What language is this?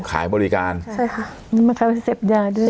Thai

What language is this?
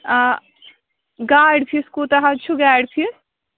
Kashmiri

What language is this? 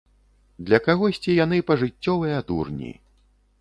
Belarusian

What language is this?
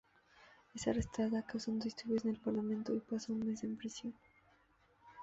Spanish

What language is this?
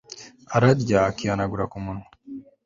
Kinyarwanda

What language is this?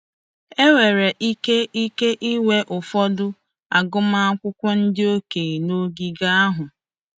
Igbo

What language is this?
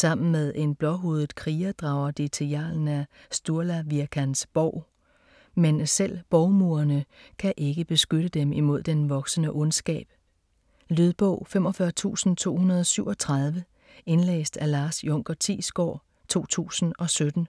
Danish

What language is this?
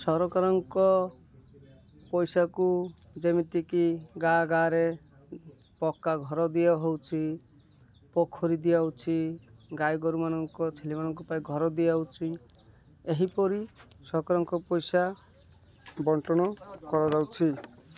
Odia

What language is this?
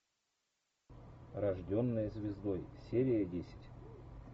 Russian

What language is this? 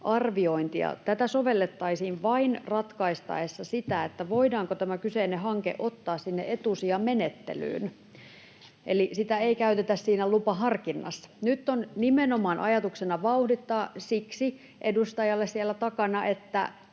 Finnish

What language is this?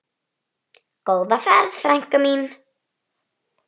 Icelandic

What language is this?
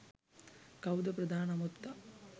Sinhala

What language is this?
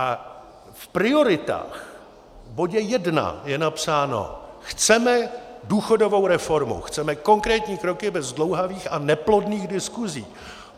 Czech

